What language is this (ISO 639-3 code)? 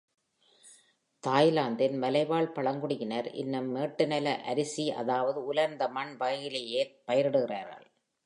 tam